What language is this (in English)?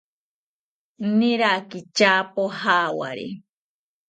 South Ucayali Ashéninka